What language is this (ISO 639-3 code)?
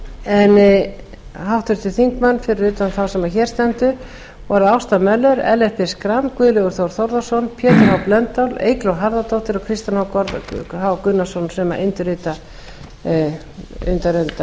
isl